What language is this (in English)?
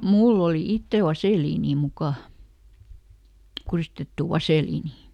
Finnish